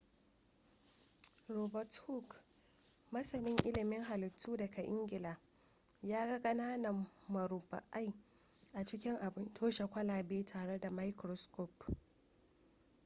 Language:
Hausa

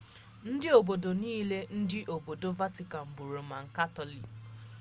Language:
Igbo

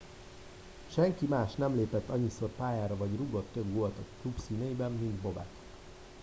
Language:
Hungarian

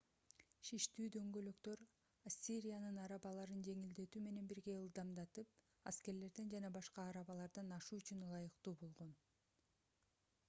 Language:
Kyrgyz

